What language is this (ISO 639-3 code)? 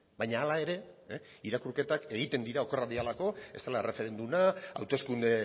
eus